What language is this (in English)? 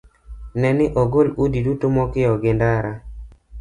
Luo (Kenya and Tanzania)